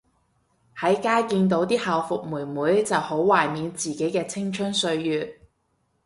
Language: Cantonese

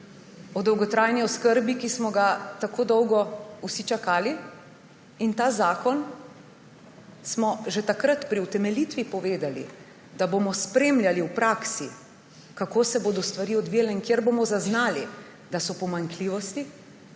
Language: Slovenian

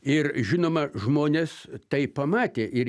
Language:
Lithuanian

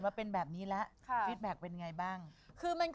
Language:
Thai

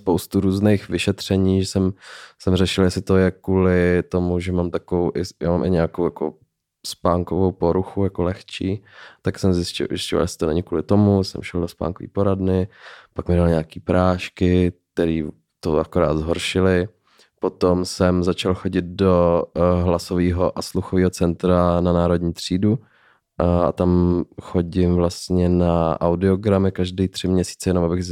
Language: Czech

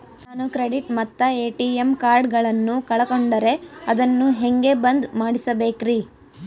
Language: Kannada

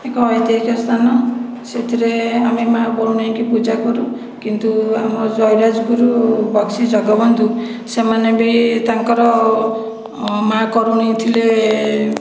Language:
Odia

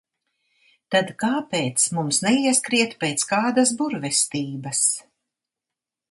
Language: Latvian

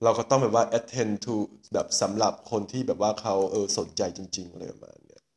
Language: Thai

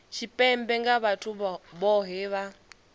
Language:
Venda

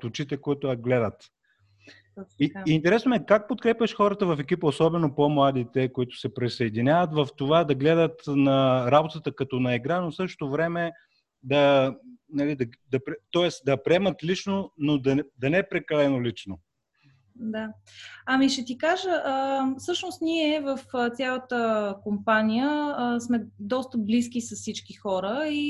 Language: Bulgarian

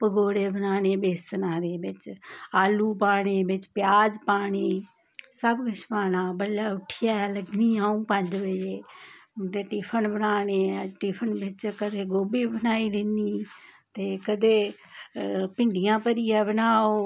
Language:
Dogri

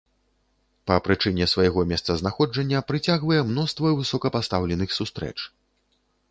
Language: Belarusian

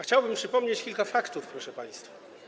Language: Polish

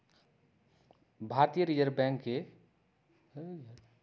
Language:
Magahi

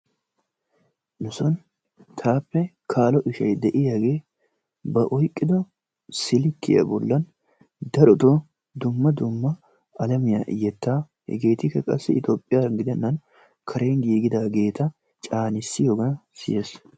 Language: Wolaytta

